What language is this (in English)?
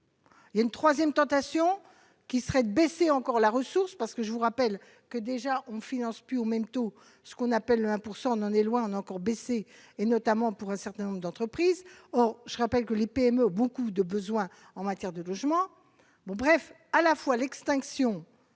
French